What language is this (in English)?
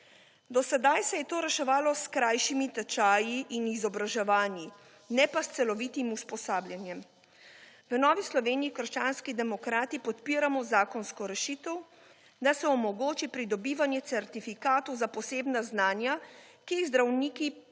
Slovenian